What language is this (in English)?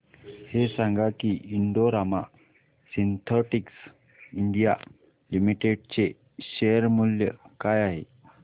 Marathi